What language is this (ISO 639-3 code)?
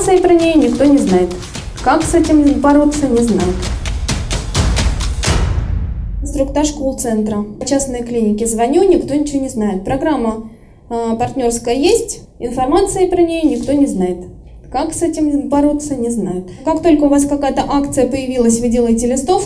rus